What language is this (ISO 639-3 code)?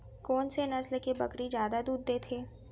hne